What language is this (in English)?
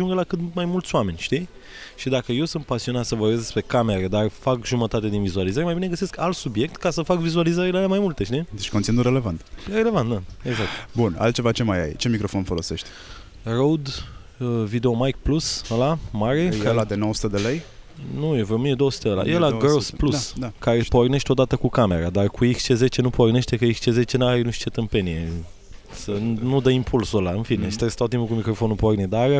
Romanian